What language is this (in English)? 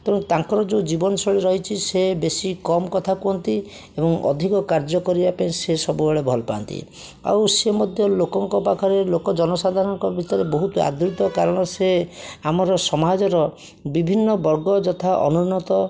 Odia